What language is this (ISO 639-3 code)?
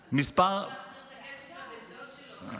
heb